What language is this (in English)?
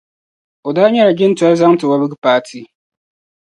Dagbani